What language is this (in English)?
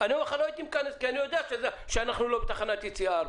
Hebrew